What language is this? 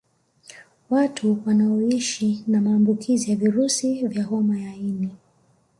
Swahili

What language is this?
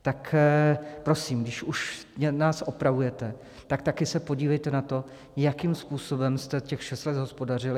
Czech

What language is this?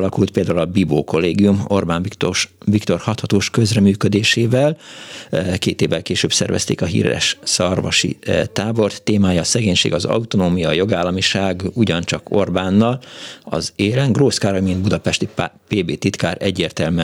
Hungarian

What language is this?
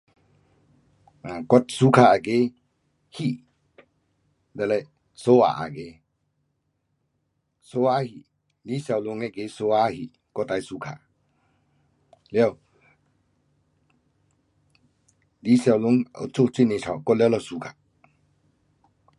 Pu-Xian Chinese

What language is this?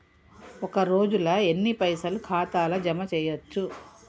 Telugu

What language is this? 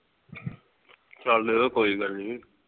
Punjabi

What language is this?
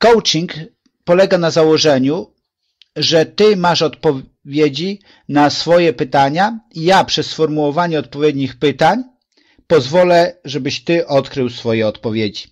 Polish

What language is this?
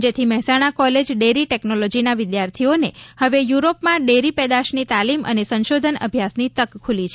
Gujarati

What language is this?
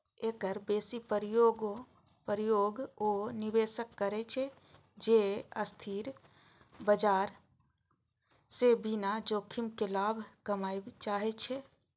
Maithili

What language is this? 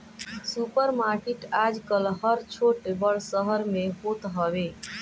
Bhojpuri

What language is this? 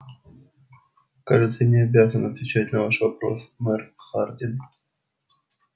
Russian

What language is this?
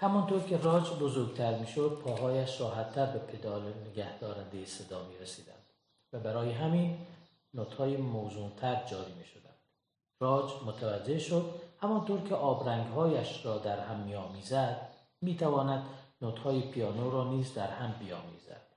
Persian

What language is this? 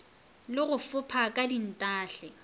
Northern Sotho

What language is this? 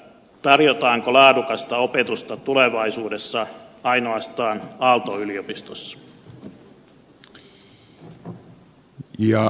Finnish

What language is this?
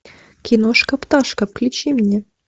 Russian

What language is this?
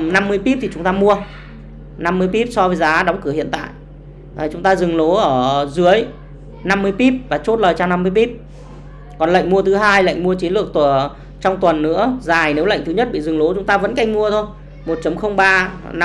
Vietnamese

